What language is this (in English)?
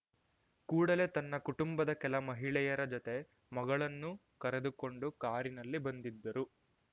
Kannada